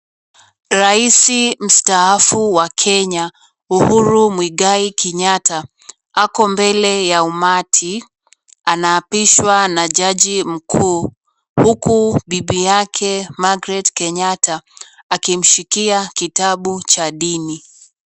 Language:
Swahili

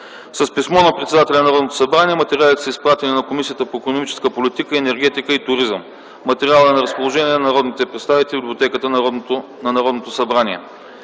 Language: Bulgarian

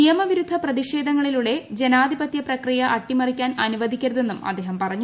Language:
Malayalam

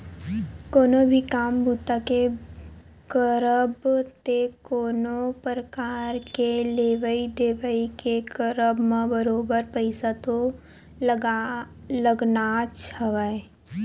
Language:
Chhattisgarhi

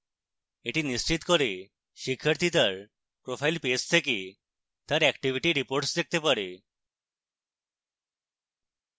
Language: Bangla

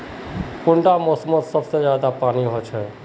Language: Magahi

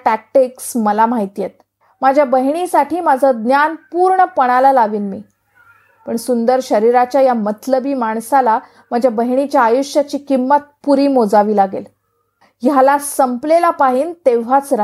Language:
Marathi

